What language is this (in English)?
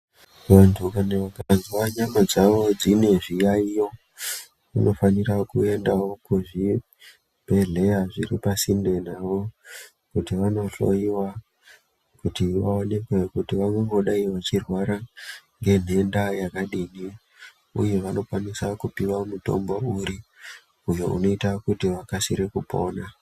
Ndau